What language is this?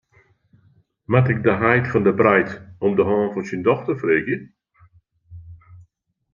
Western Frisian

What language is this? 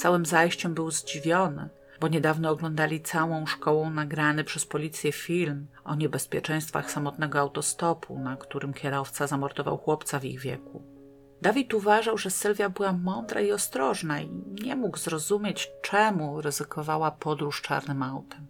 Polish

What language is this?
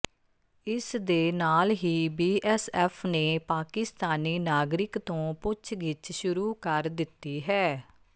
Punjabi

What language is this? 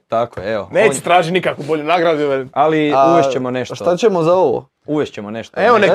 Croatian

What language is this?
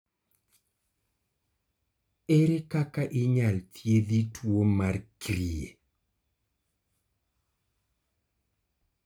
Luo (Kenya and Tanzania)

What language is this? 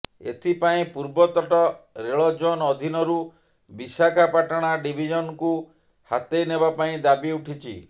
Odia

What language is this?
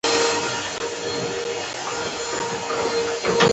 Pashto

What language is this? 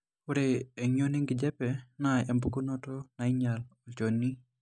Masai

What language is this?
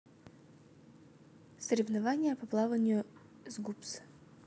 Russian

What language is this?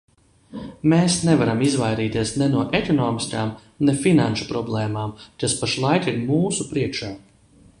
Latvian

